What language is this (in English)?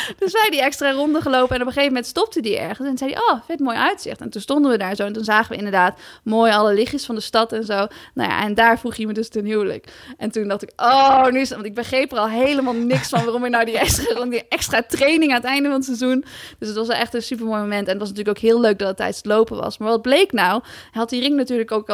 Dutch